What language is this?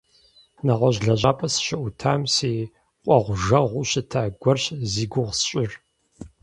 Kabardian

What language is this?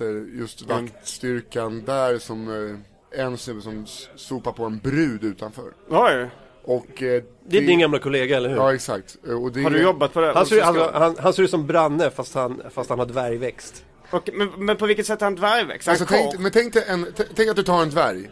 Swedish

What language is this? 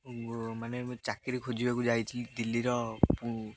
Odia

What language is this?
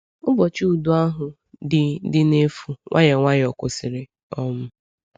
Igbo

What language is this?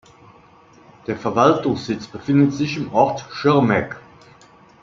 German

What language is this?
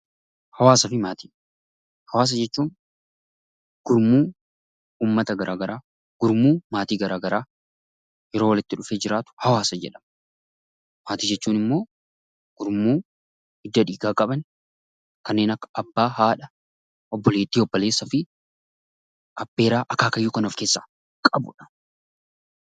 Oromo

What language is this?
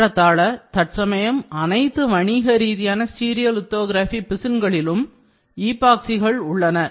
Tamil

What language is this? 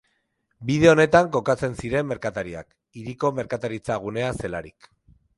Basque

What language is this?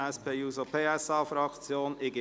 Swiss German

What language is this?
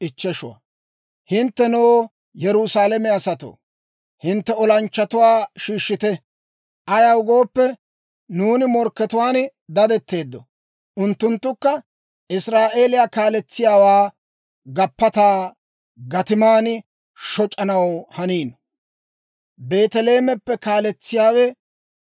Dawro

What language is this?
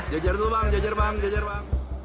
Indonesian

